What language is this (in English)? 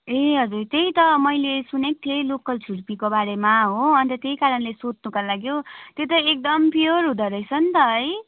Nepali